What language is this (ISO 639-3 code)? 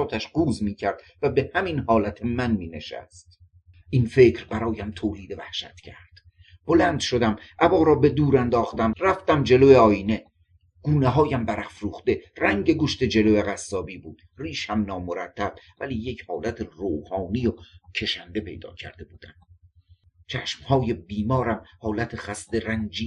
fas